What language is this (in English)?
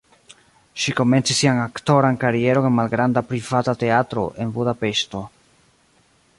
Esperanto